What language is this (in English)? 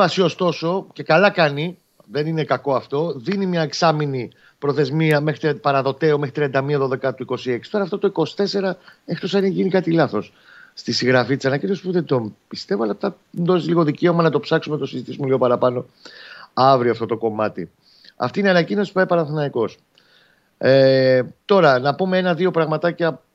Greek